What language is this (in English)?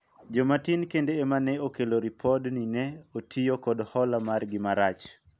Luo (Kenya and Tanzania)